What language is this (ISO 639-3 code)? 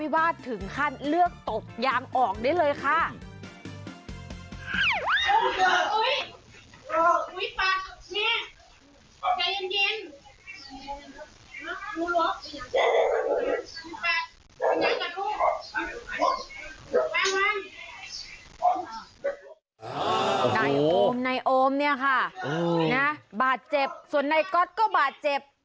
tha